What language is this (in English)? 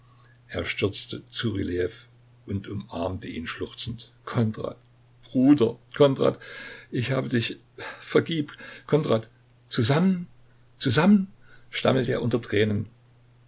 German